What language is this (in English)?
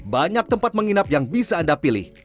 Indonesian